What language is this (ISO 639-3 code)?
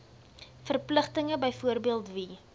afr